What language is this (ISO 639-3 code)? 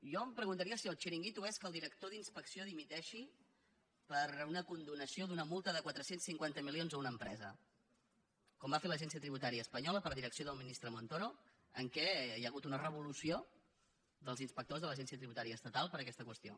cat